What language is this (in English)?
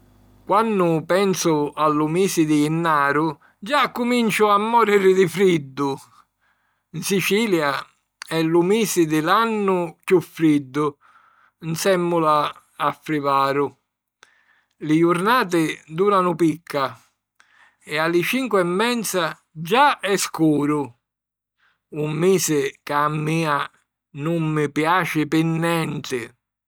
Sicilian